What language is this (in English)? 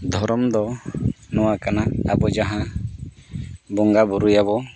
Santali